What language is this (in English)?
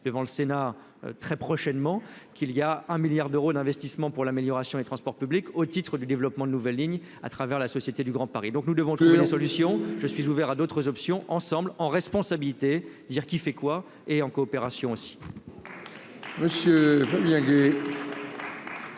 French